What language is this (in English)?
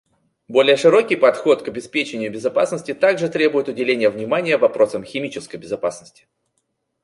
Russian